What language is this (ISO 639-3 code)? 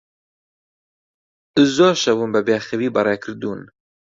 ckb